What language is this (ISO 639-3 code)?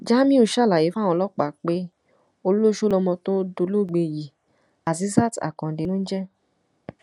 yor